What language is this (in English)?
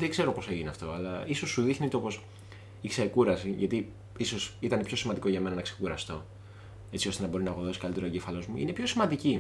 Greek